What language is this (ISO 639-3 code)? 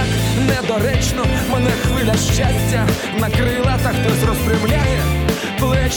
ukr